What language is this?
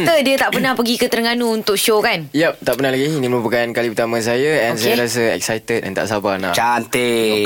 Malay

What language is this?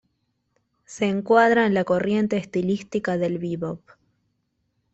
Spanish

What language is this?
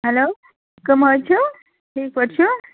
Kashmiri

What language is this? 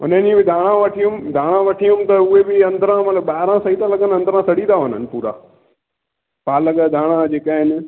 Sindhi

